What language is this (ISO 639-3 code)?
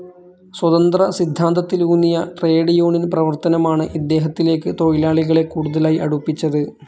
mal